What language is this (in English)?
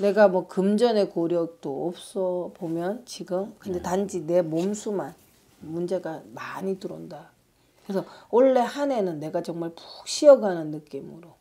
Korean